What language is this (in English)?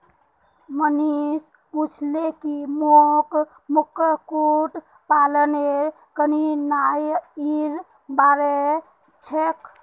Magahi